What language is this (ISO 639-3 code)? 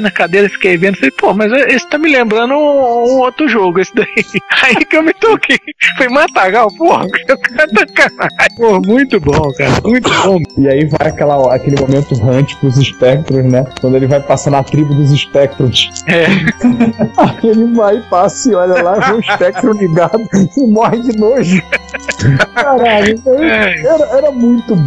por